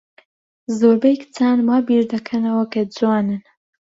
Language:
Central Kurdish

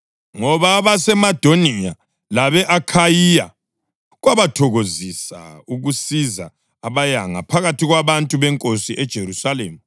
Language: North Ndebele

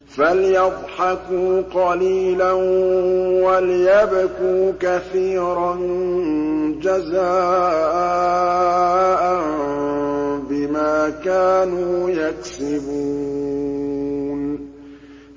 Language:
Arabic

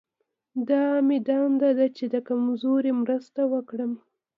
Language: Pashto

